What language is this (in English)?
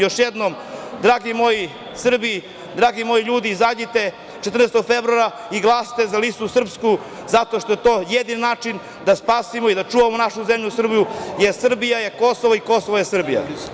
Serbian